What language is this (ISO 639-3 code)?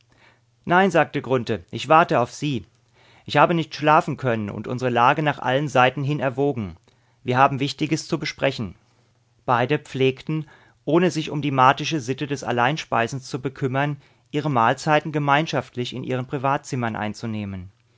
deu